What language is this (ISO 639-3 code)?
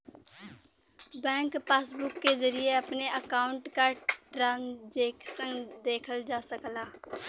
bho